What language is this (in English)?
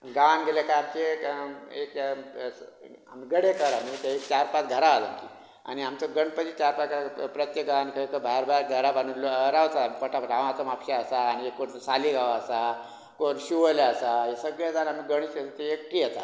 Konkani